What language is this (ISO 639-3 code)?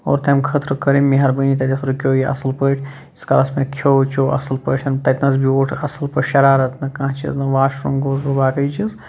kas